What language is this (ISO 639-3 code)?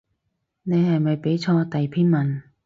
yue